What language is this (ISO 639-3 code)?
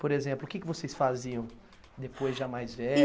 por